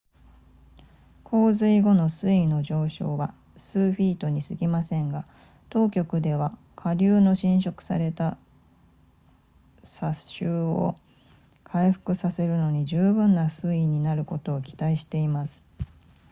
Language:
Japanese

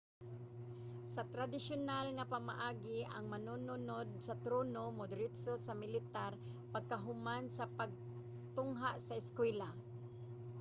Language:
Cebuano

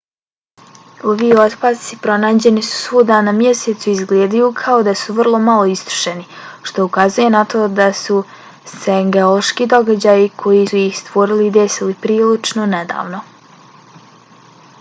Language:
Bosnian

